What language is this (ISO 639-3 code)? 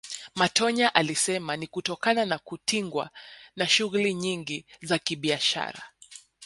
swa